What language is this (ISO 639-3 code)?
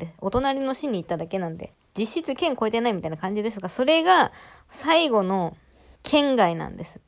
jpn